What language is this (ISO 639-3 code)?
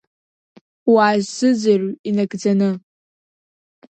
abk